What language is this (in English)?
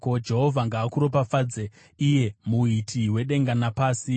Shona